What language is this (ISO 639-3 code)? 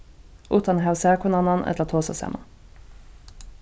fao